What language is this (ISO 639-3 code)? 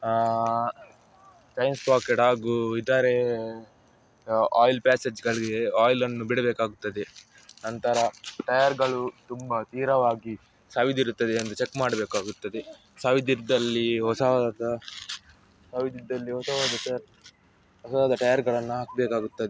kan